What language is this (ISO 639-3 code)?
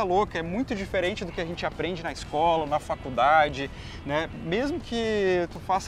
por